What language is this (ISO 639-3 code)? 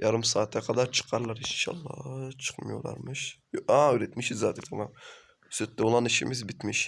tur